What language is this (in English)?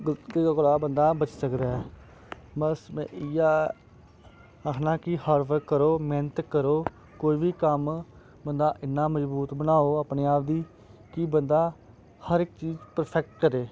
Dogri